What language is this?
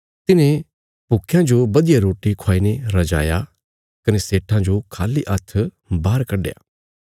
Bilaspuri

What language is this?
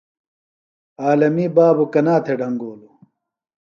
Phalura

